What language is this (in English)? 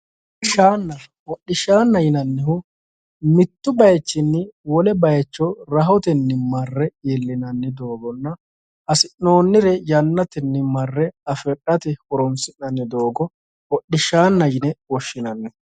Sidamo